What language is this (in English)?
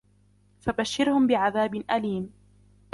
Arabic